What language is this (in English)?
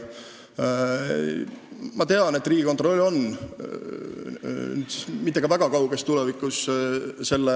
Estonian